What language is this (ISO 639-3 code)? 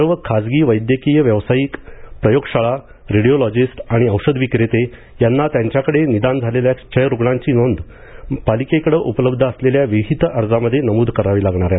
mar